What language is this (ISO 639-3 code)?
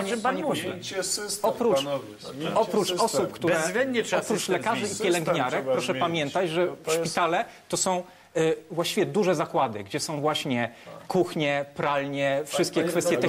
pol